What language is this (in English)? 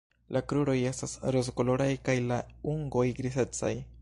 Esperanto